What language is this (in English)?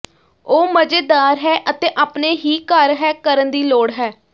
Punjabi